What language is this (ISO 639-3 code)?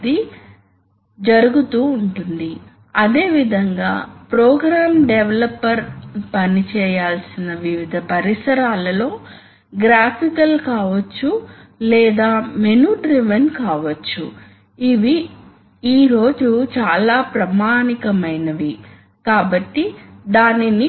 tel